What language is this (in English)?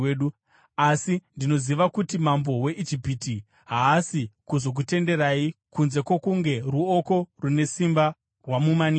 Shona